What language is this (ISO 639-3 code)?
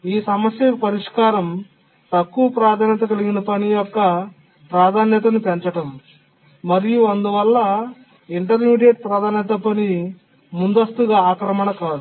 tel